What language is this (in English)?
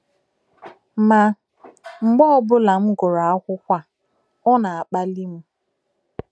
Igbo